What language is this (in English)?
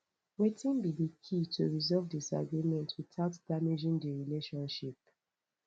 Nigerian Pidgin